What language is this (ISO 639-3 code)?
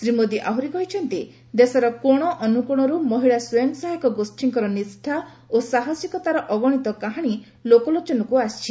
ori